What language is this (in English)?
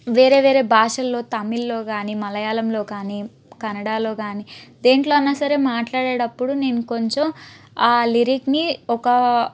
Telugu